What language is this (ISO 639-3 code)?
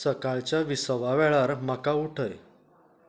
kok